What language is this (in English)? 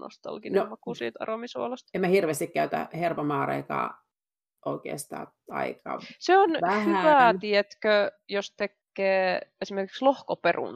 Finnish